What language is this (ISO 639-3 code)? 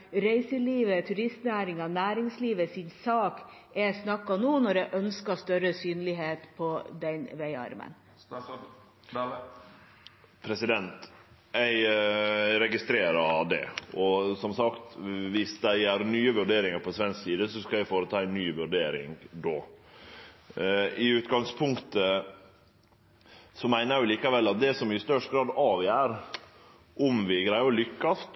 nor